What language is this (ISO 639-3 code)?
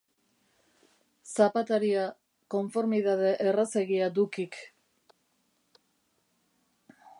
eus